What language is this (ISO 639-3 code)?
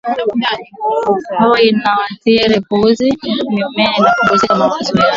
swa